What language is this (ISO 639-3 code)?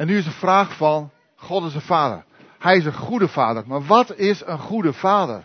nld